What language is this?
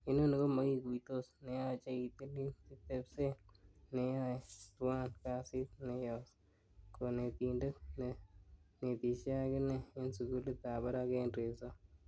Kalenjin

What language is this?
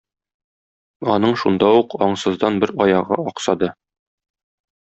Tatar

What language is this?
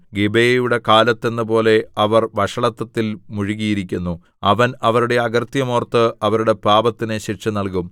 Malayalam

